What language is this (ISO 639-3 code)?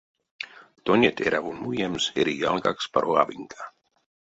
myv